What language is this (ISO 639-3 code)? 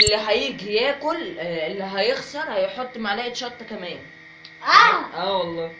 ara